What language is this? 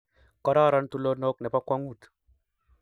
Kalenjin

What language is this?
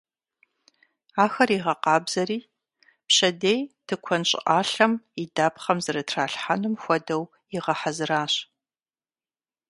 Kabardian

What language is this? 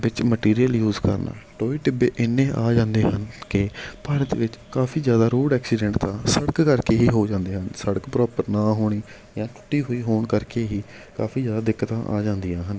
Punjabi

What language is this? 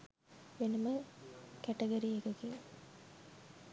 Sinhala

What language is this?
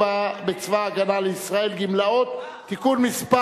Hebrew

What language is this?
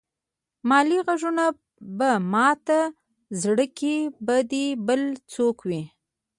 Pashto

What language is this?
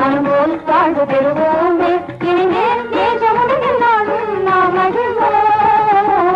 Thai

